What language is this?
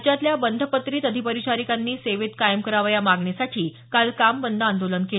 Marathi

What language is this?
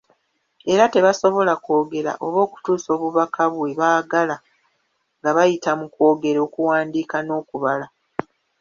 Ganda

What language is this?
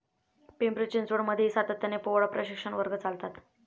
Marathi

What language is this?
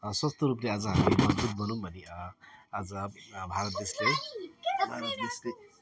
Nepali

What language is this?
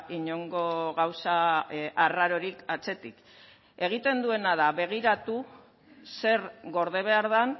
Basque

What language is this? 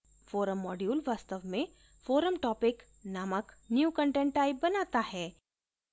Hindi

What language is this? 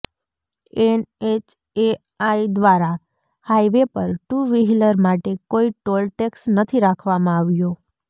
Gujarati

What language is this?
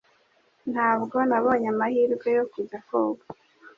Kinyarwanda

